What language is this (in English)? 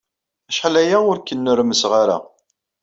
Kabyle